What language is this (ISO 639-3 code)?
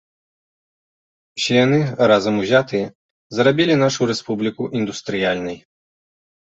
bel